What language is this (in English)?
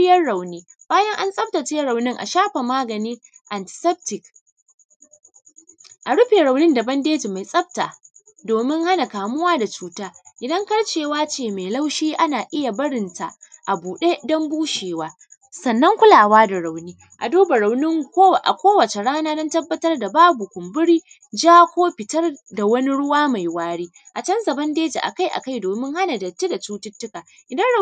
Hausa